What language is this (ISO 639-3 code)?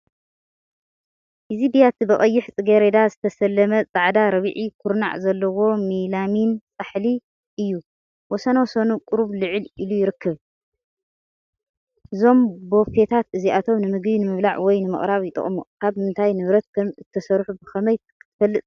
tir